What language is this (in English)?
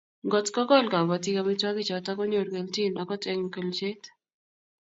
Kalenjin